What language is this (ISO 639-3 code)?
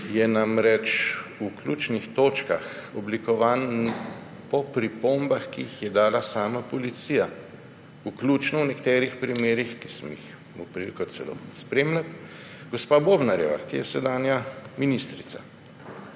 slv